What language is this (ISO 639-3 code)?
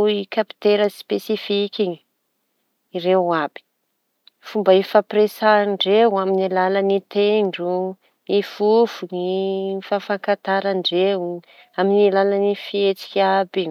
txy